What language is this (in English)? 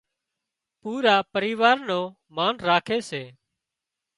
Wadiyara Koli